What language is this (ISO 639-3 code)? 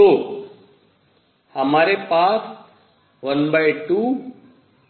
hin